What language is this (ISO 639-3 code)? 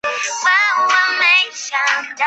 zho